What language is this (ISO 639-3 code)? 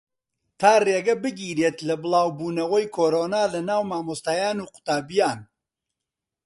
ckb